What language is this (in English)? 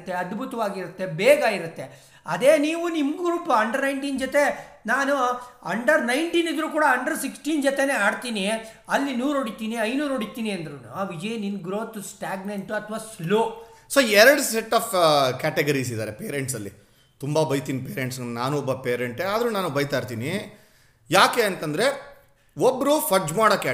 Kannada